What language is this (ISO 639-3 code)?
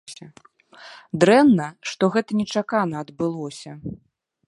bel